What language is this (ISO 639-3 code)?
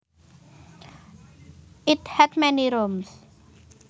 jav